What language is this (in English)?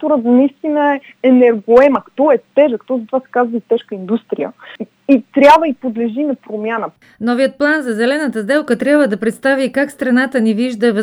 Bulgarian